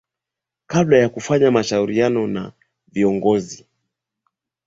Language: Swahili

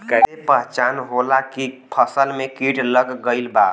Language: Bhojpuri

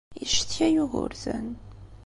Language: Kabyle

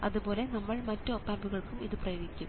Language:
Malayalam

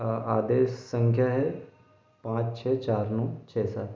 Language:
Hindi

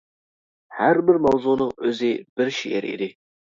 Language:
Uyghur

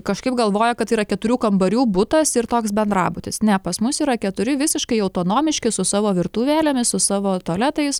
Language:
Lithuanian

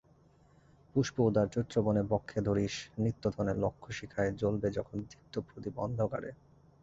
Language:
Bangla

